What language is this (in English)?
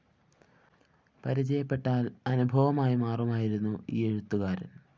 Malayalam